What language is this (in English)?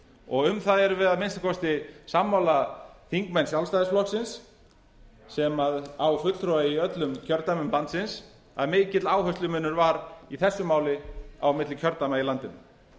Icelandic